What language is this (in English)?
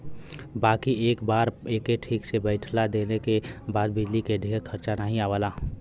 Bhojpuri